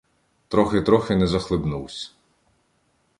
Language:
Ukrainian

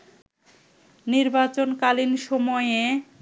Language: Bangla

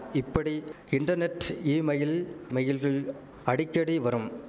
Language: Tamil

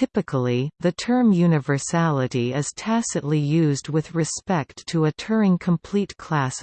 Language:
English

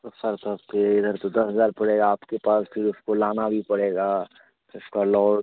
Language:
Hindi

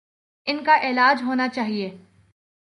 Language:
Urdu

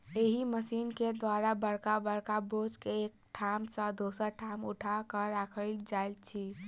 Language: Maithili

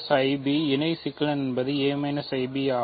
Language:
Tamil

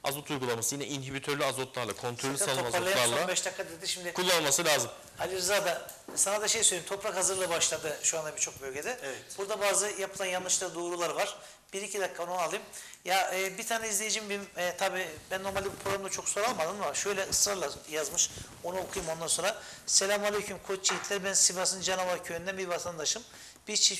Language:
Turkish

